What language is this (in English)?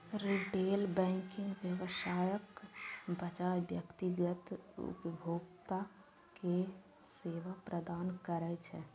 Maithili